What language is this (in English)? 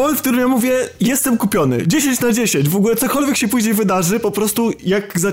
Polish